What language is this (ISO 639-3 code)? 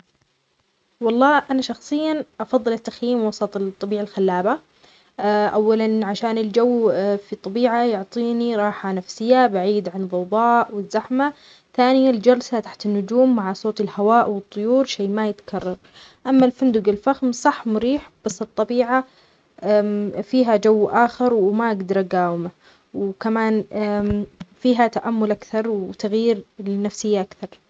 acx